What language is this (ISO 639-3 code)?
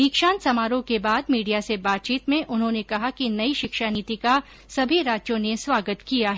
hin